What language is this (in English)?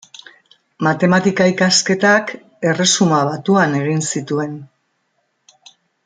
Basque